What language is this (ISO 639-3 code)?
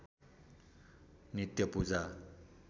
nep